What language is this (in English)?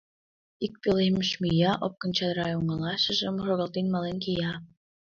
Mari